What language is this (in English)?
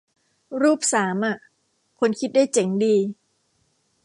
Thai